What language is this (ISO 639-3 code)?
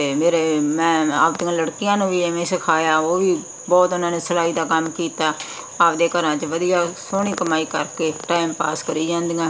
pan